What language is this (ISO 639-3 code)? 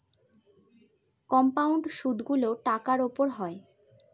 ben